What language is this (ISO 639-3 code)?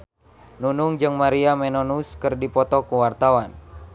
sun